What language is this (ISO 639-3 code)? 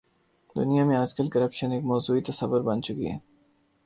urd